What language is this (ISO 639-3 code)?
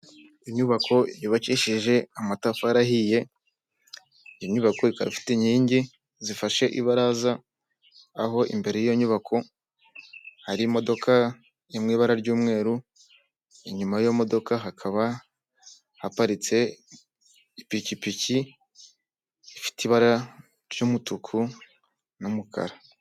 kin